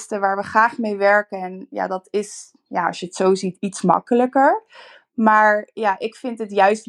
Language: Dutch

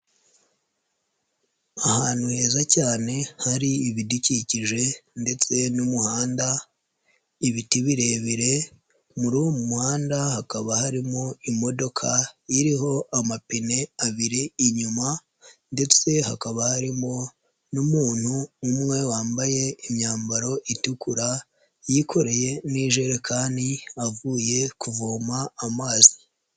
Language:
Kinyarwanda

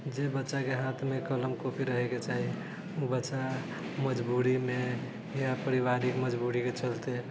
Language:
Maithili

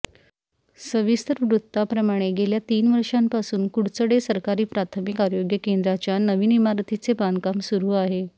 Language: Marathi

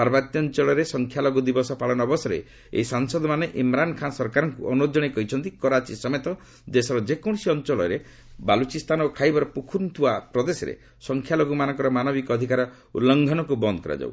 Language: Odia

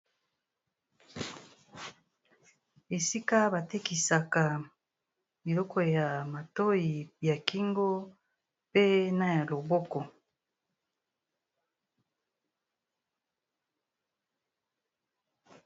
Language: Lingala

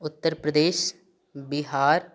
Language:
Maithili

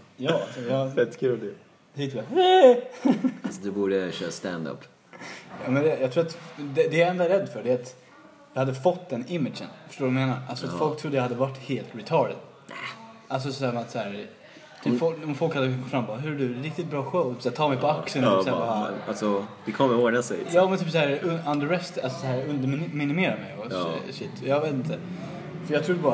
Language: Swedish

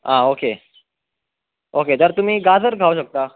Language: Konkani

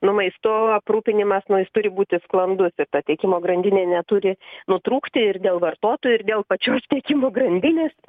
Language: Lithuanian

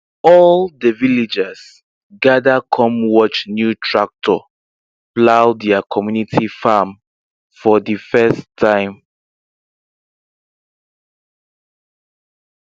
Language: Nigerian Pidgin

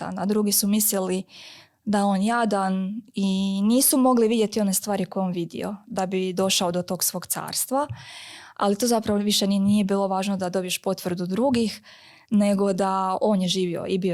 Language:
Croatian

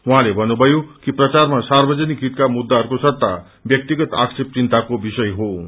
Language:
Nepali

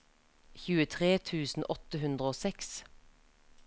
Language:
Norwegian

